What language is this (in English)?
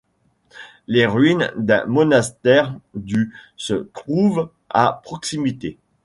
French